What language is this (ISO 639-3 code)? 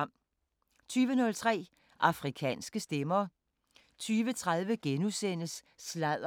dan